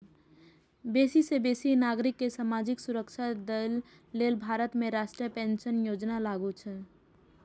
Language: Maithili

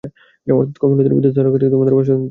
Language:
Bangla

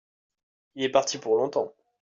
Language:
French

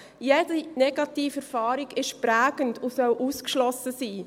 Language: Swiss German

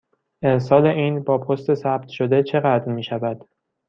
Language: Persian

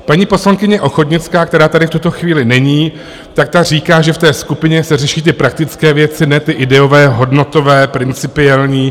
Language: Czech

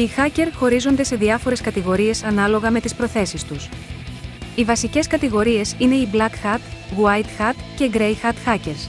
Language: Greek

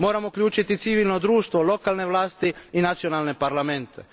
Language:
Croatian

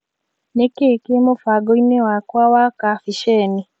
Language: Kikuyu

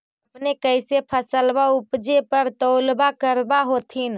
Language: Magahi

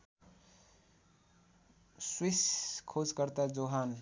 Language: Nepali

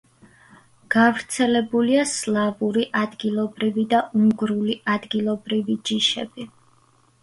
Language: Georgian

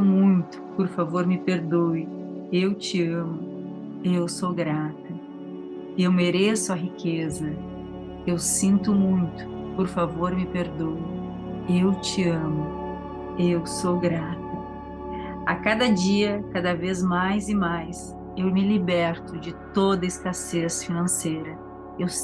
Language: Portuguese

